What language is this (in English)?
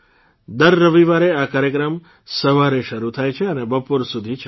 Gujarati